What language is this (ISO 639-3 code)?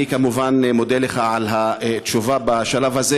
heb